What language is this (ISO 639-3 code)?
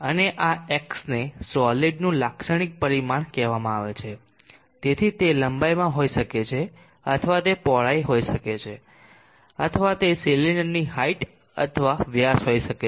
guj